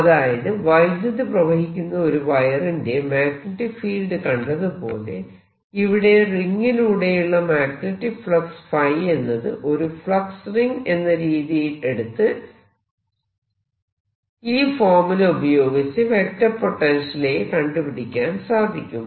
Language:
Malayalam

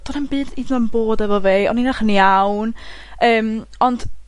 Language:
Welsh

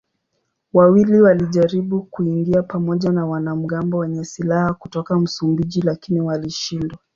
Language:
Swahili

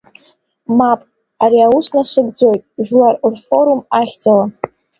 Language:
Abkhazian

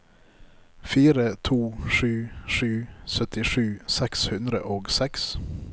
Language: Norwegian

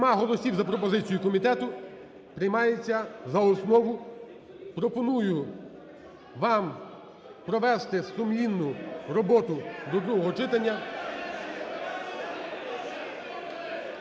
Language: Ukrainian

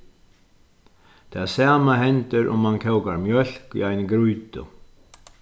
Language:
Faroese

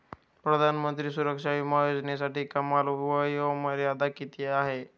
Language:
Marathi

